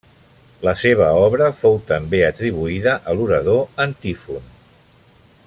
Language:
Catalan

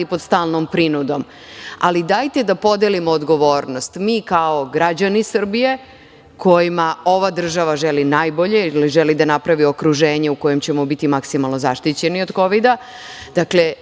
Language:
Serbian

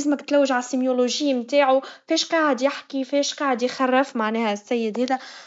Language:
Tunisian Arabic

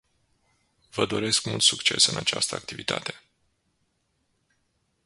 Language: Romanian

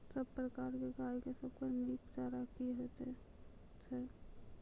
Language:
Maithili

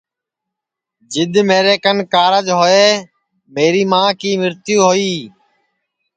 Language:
Sansi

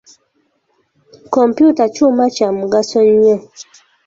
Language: Ganda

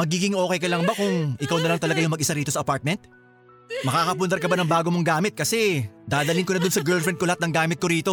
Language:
Filipino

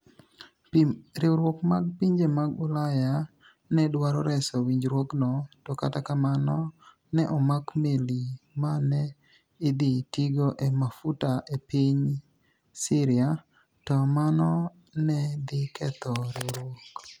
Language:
Luo (Kenya and Tanzania)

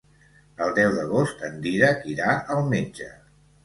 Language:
Catalan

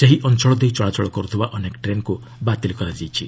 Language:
Odia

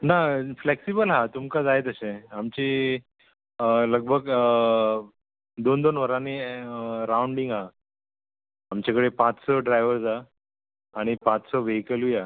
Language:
Konkani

